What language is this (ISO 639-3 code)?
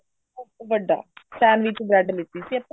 pan